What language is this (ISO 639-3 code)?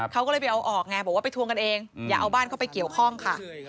tha